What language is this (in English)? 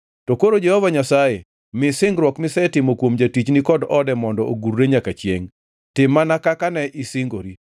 Luo (Kenya and Tanzania)